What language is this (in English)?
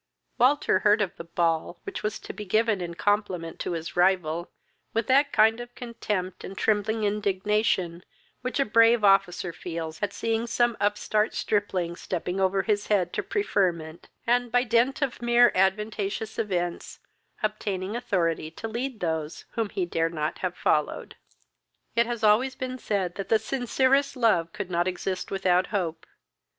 English